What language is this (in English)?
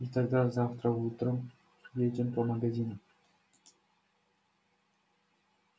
Russian